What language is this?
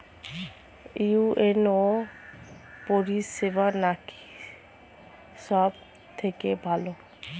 Bangla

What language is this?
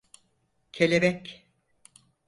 Turkish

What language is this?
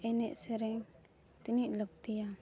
Santali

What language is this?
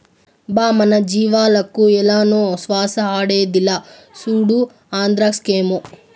Telugu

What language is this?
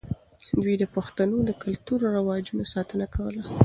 Pashto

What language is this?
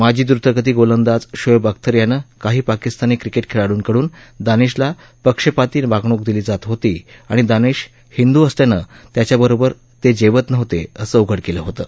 Marathi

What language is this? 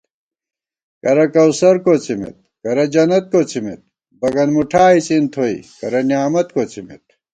Gawar-Bati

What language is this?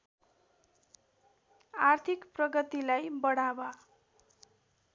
Nepali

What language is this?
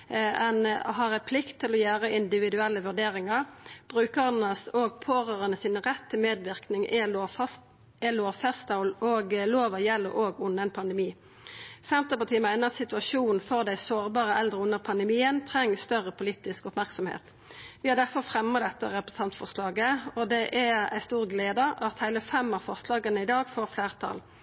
Norwegian Nynorsk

